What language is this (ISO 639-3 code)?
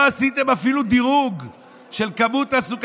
heb